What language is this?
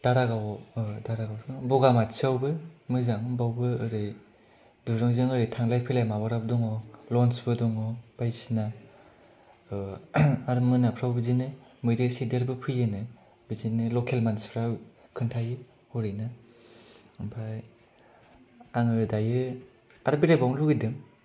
Bodo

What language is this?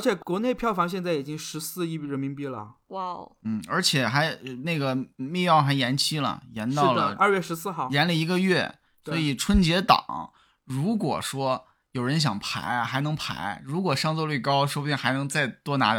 Chinese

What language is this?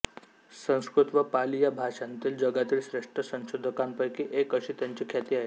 Marathi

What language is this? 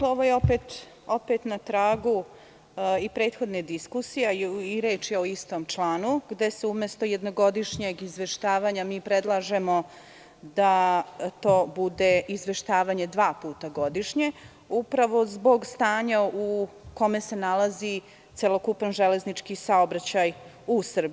Serbian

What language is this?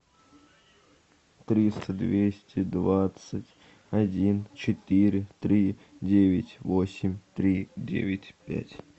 Russian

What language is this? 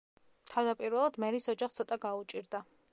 Georgian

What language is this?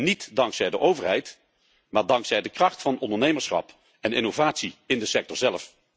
Dutch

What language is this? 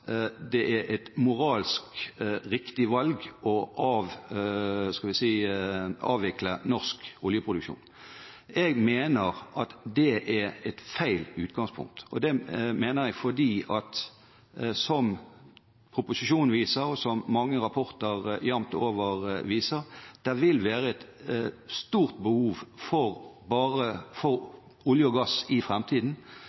Norwegian Bokmål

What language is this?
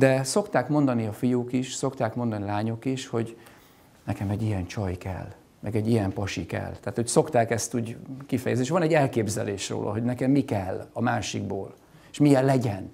Hungarian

